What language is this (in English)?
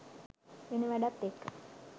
Sinhala